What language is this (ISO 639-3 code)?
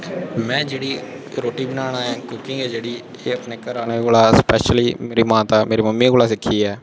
doi